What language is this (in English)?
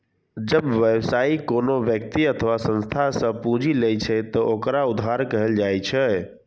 Maithili